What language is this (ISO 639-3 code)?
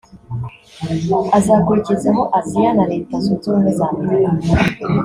kin